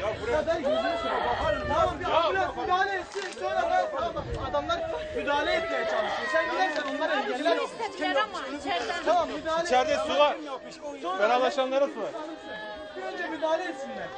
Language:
Turkish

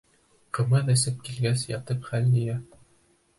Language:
Bashkir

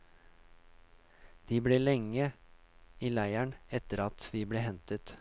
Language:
Norwegian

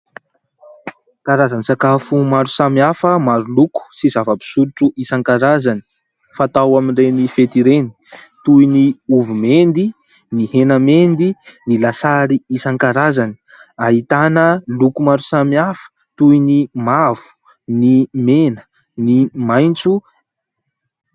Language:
Malagasy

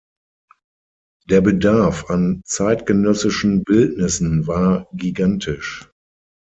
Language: German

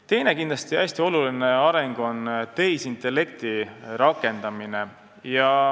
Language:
Estonian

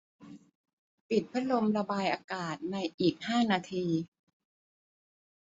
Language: Thai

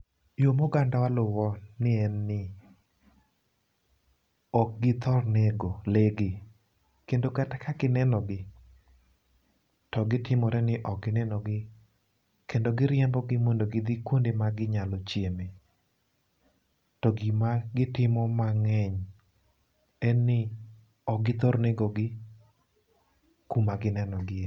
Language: Luo (Kenya and Tanzania)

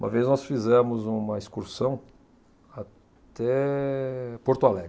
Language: Portuguese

